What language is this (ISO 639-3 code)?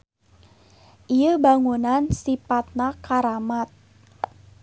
sun